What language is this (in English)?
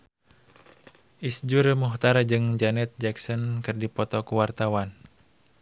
Sundanese